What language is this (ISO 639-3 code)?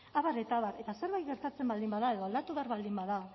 eus